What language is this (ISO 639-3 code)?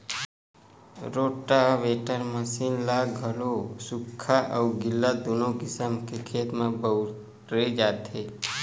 hne